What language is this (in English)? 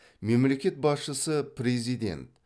Kazakh